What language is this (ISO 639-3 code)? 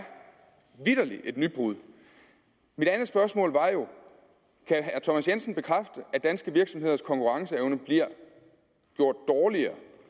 dan